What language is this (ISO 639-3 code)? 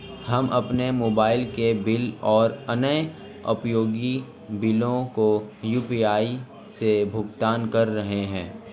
hin